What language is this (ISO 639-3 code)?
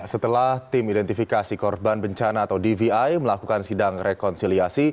ind